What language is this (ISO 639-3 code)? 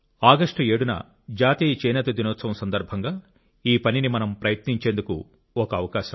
tel